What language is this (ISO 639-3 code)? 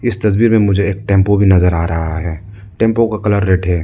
hin